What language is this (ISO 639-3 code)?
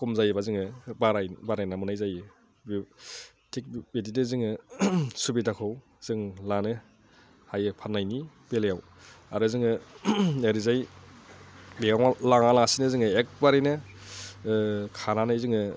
brx